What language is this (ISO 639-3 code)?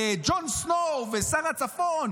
heb